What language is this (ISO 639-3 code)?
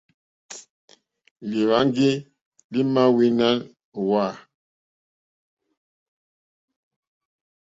bri